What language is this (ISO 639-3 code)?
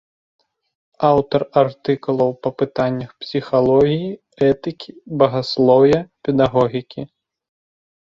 bel